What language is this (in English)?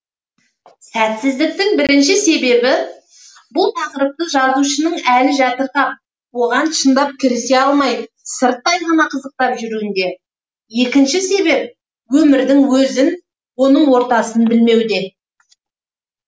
Kazakh